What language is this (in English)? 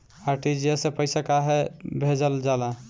Bhojpuri